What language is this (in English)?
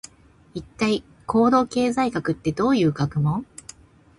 Japanese